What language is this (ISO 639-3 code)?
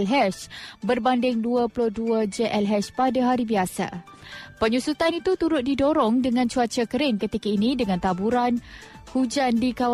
msa